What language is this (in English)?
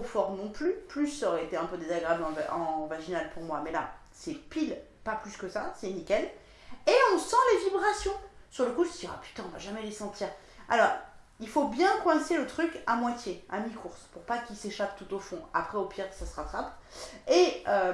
French